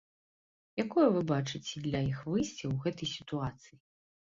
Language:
Belarusian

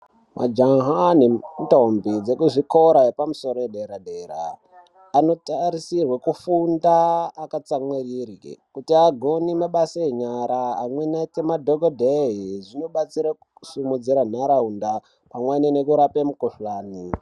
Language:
Ndau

